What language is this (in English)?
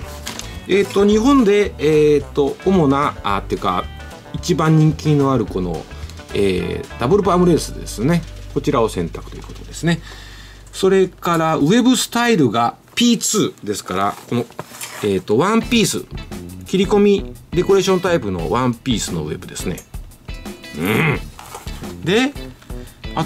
Japanese